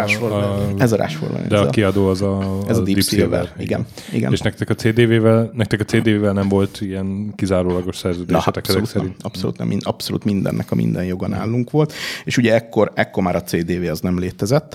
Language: Hungarian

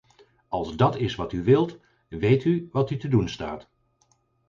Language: Dutch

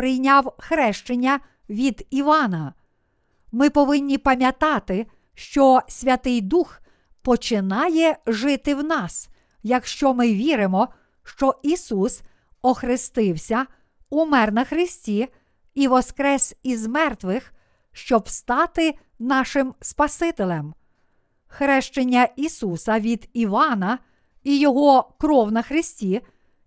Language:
Ukrainian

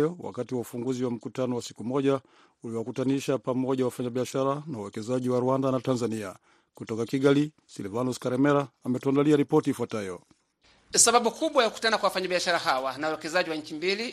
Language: Swahili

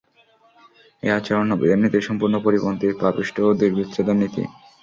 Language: Bangla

